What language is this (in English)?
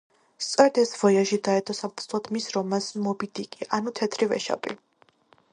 Georgian